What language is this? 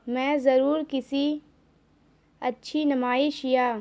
Urdu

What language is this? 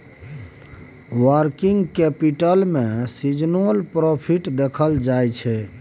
Maithili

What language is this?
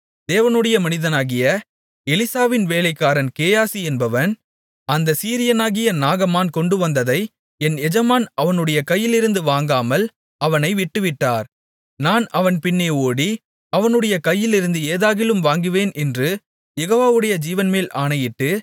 Tamil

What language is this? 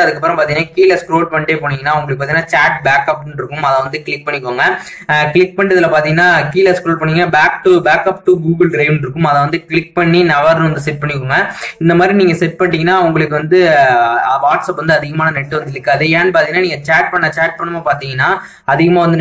Thai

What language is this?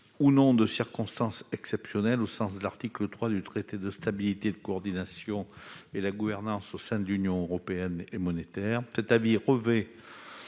French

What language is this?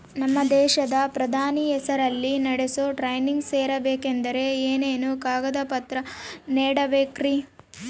Kannada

